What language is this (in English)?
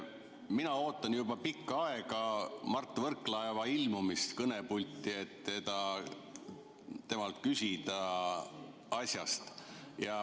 Estonian